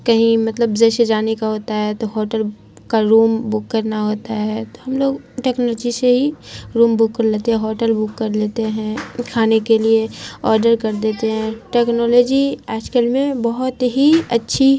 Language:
Urdu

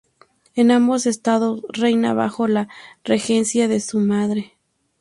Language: Spanish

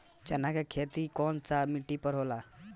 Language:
Bhojpuri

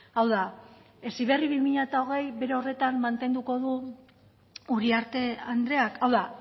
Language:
Basque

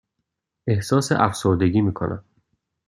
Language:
Persian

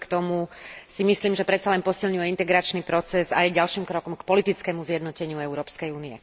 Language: Slovak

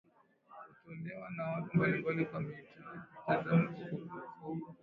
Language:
Swahili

